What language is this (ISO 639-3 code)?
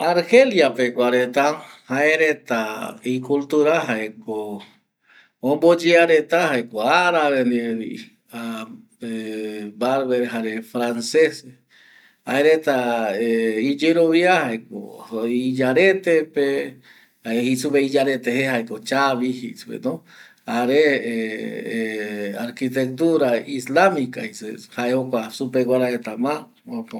gui